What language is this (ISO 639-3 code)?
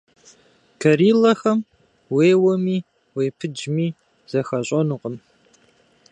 kbd